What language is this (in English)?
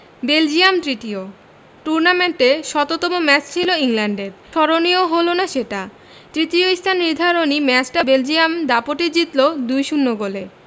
Bangla